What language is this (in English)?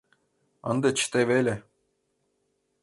Mari